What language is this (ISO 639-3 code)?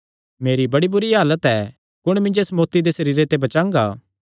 xnr